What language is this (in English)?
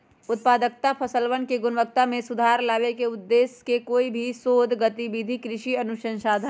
Magahi